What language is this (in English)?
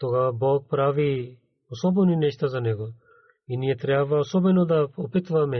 Bulgarian